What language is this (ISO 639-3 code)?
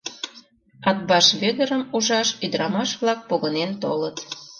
chm